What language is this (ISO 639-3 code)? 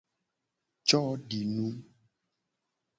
gej